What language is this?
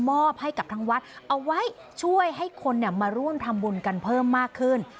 Thai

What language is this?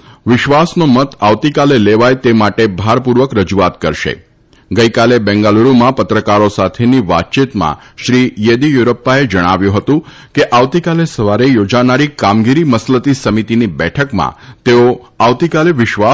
Gujarati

